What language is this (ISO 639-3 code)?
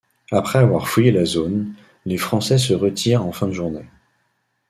fra